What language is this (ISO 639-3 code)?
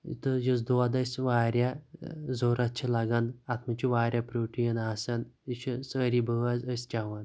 kas